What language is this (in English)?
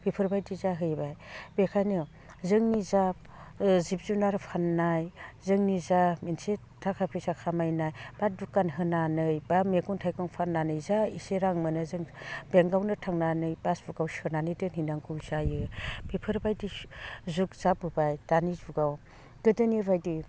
Bodo